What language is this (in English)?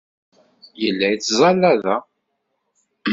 Kabyle